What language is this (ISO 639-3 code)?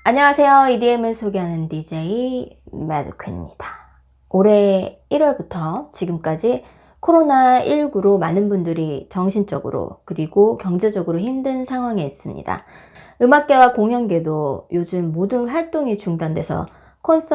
kor